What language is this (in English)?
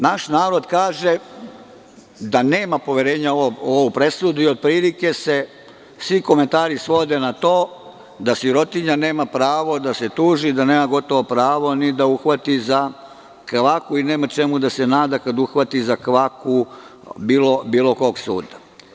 Serbian